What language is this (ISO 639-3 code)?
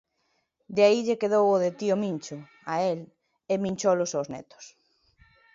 glg